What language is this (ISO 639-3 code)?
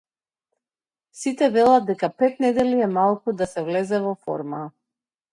mkd